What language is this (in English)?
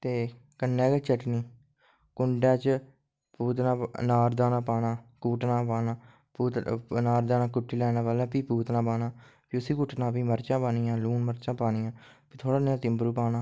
Dogri